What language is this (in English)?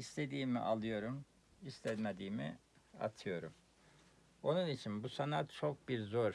Turkish